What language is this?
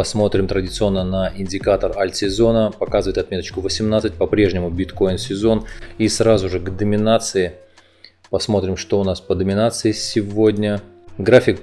Russian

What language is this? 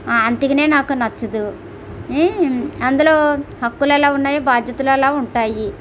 Telugu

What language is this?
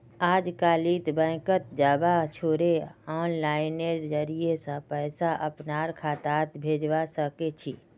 Magahi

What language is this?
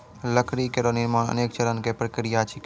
Maithili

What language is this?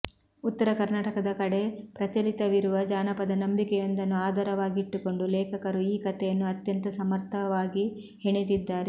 Kannada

